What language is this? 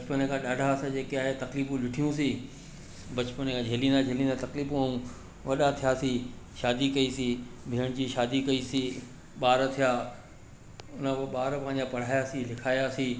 Sindhi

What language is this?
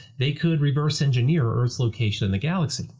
English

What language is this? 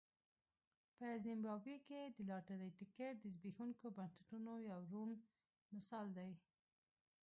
Pashto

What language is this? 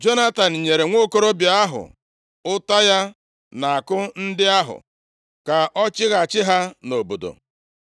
Igbo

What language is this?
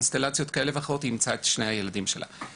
Hebrew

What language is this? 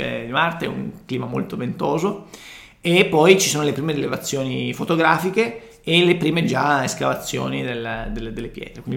Italian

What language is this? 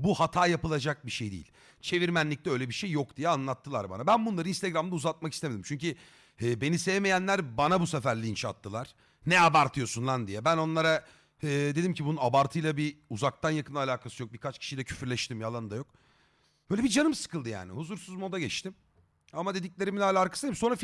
Turkish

